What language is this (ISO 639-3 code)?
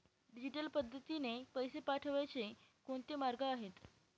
mar